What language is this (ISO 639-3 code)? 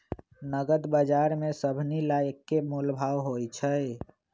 mag